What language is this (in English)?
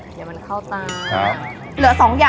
Thai